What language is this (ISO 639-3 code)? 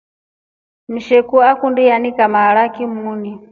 rof